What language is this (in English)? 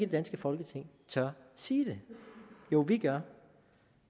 Danish